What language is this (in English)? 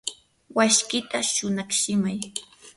Yanahuanca Pasco Quechua